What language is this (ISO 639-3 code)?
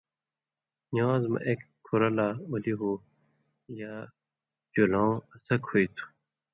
mvy